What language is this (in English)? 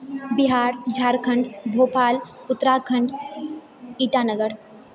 Maithili